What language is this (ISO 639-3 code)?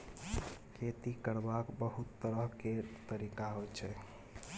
mai